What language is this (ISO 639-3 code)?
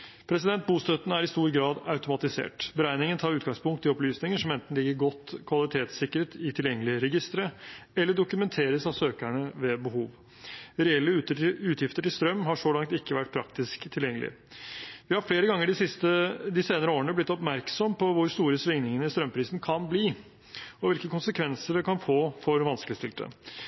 nob